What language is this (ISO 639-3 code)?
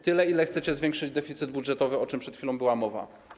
pol